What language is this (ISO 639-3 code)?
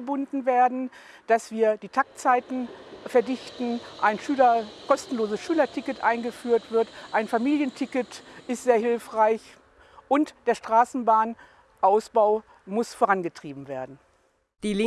deu